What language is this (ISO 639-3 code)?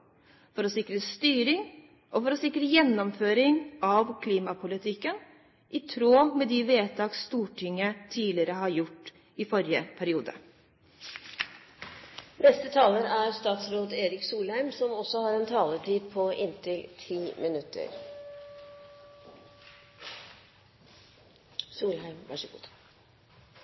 nob